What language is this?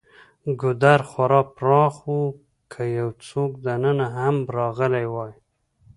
Pashto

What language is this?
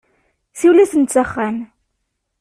Kabyle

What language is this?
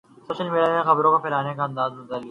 Urdu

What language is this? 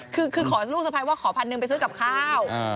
Thai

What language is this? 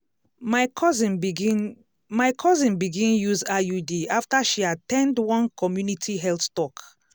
Nigerian Pidgin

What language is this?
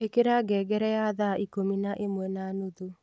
Kikuyu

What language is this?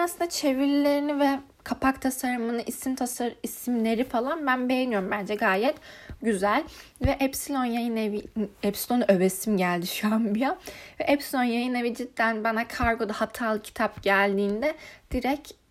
Turkish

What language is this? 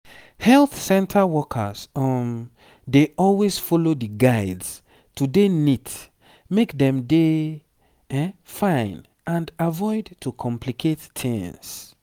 Nigerian Pidgin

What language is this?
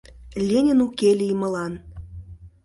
Mari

